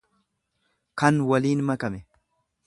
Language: Oromo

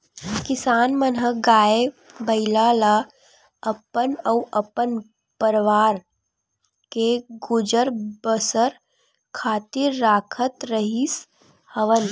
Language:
Chhattisgarhi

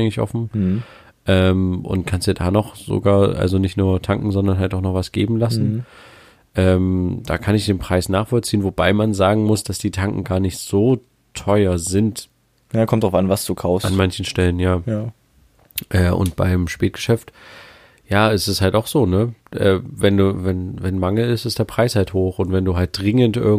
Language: German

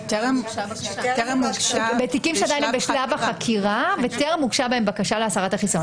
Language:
Hebrew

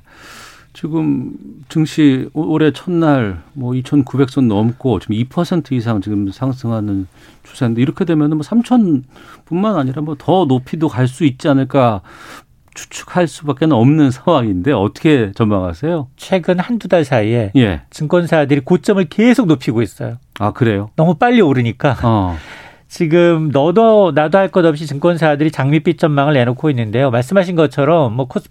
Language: Korean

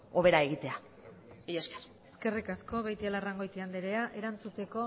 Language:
Basque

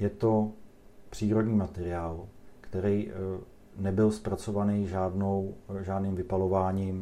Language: Czech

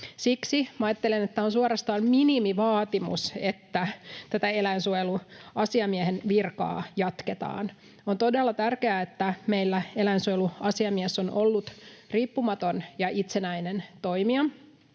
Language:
Finnish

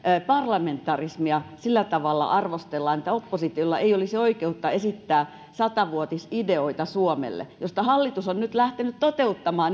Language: Finnish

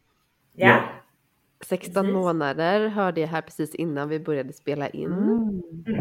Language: Swedish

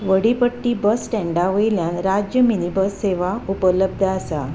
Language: Konkani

